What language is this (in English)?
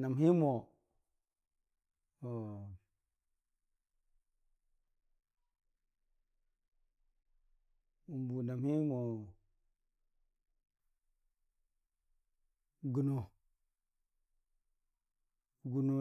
Dijim-Bwilim